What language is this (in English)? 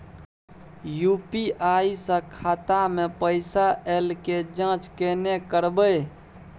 Maithili